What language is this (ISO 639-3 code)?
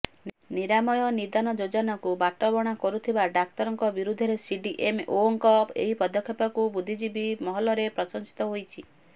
ori